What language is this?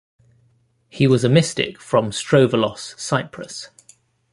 English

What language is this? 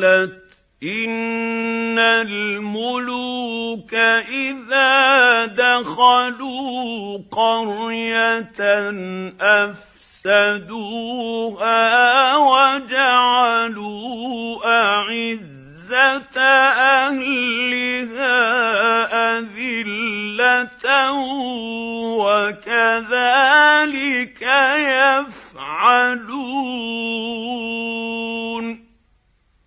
Arabic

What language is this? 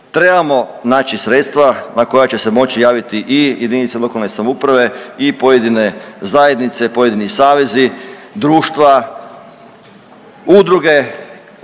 Croatian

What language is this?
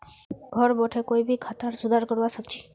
Magahi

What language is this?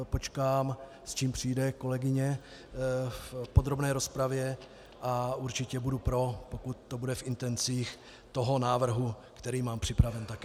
Czech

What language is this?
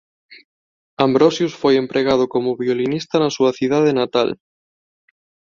Galician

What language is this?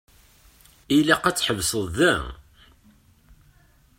Kabyle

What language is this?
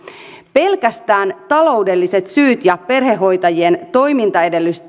Finnish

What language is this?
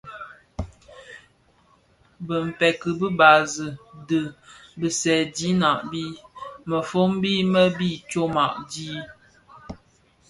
Bafia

